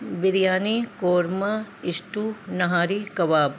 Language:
Urdu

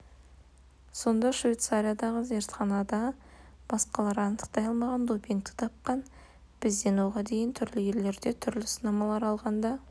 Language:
Kazakh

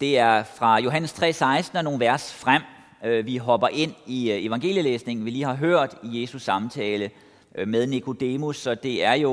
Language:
Danish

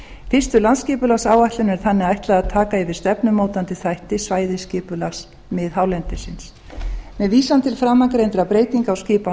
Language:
Icelandic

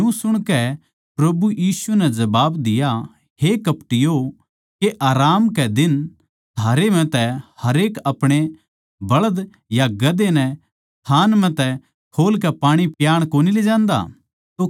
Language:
Haryanvi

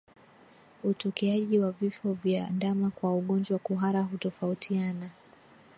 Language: Swahili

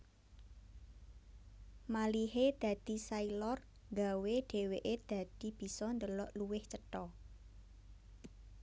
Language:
Javanese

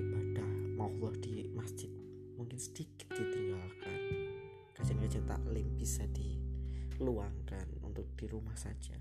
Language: Indonesian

